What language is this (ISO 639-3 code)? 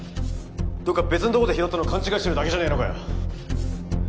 jpn